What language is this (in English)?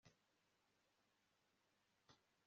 Kinyarwanda